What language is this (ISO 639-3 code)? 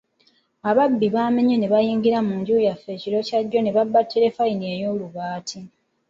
lug